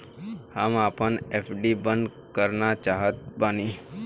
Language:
Bhojpuri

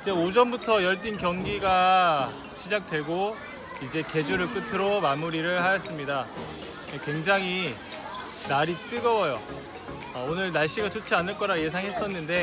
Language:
Korean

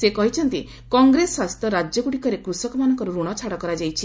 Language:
Odia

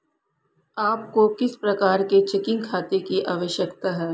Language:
Hindi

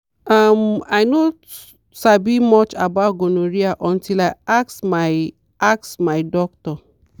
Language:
Nigerian Pidgin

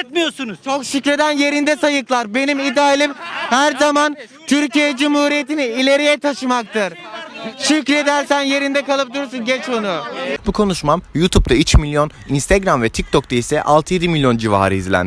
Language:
Turkish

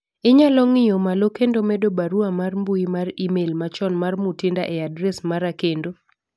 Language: Luo (Kenya and Tanzania)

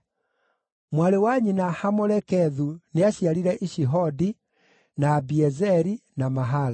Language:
Kikuyu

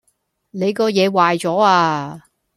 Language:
Cantonese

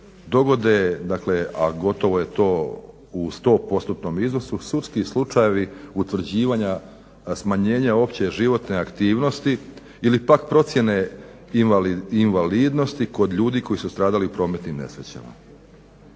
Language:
Croatian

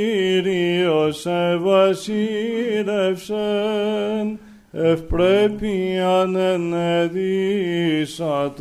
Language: Greek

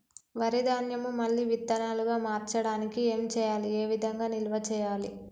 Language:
Telugu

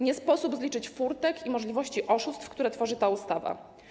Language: Polish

